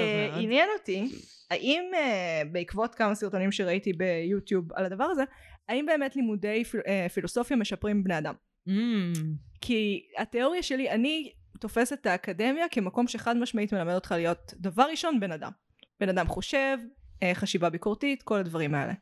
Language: Hebrew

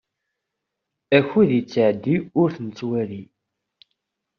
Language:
Kabyle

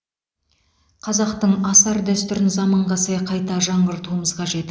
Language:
Kazakh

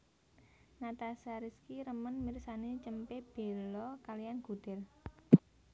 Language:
Javanese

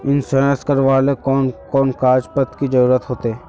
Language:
Magahi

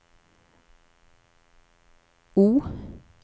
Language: Norwegian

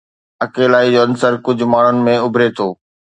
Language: Sindhi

